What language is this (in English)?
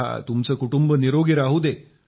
Marathi